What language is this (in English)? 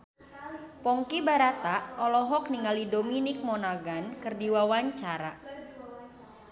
Sundanese